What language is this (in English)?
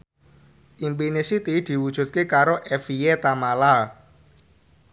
Javanese